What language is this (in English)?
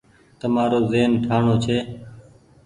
Goaria